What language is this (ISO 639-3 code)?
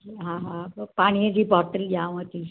snd